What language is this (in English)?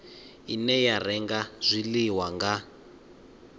Venda